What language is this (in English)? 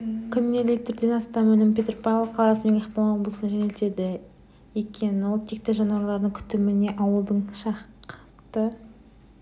Kazakh